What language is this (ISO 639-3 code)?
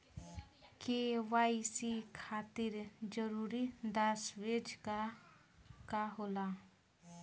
bho